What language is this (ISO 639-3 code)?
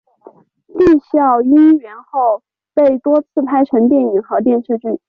zho